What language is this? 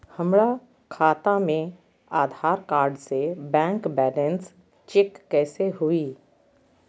Magahi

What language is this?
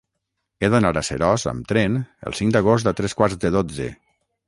Catalan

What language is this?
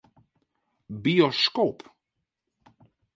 Western Frisian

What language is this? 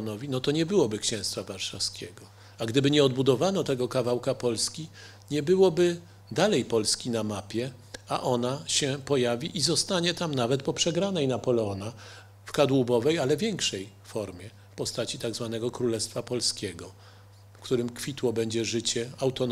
Polish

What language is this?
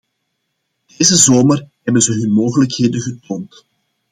Dutch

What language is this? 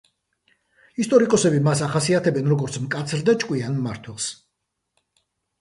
Georgian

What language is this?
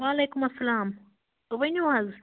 Kashmiri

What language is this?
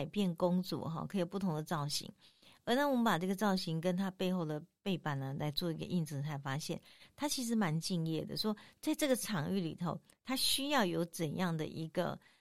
Chinese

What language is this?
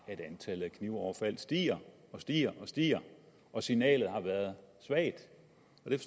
Danish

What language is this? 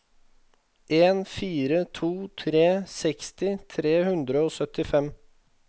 Norwegian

